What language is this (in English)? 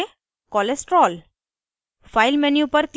Hindi